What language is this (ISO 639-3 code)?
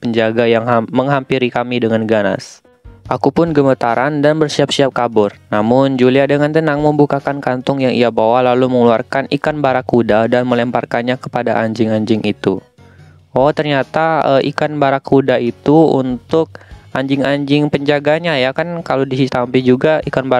ind